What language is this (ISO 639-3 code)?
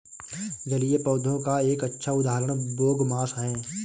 hin